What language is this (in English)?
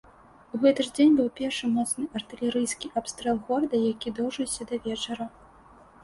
Belarusian